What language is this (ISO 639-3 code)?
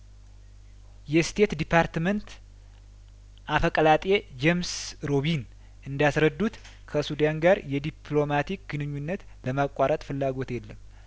amh